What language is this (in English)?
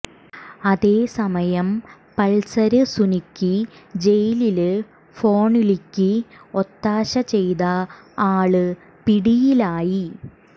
Malayalam